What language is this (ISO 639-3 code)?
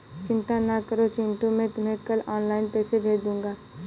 hin